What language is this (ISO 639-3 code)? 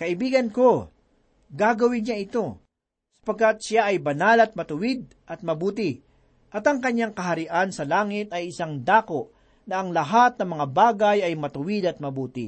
fil